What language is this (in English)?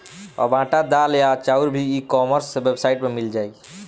Bhojpuri